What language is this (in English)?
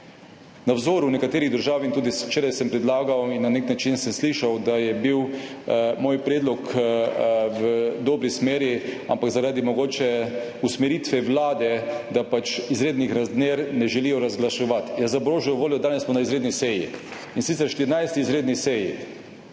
Slovenian